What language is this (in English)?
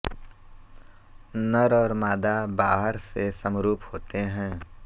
Hindi